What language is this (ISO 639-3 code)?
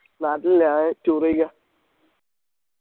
mal